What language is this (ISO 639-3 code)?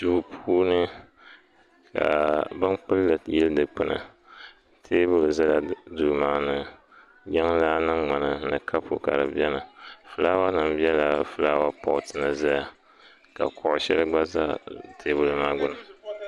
dag